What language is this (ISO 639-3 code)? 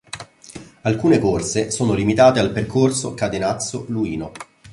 ita